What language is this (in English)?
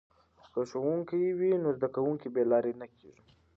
Pashto